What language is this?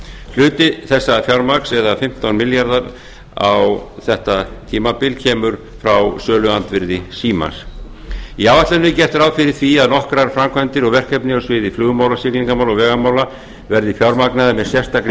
Icelandic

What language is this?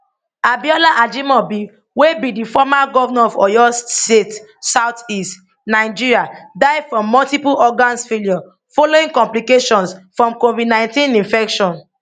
Nigerian Pidgin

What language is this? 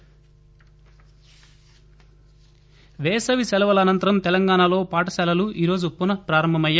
Telugu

